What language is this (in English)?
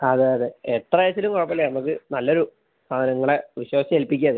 Malayalam